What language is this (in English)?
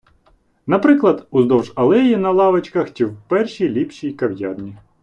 Ukrainian